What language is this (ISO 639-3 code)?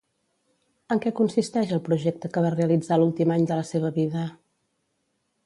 cat